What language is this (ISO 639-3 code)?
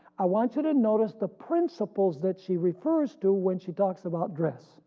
eng